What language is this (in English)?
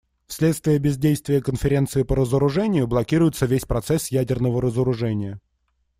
Russian